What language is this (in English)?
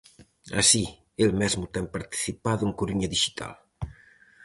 Galician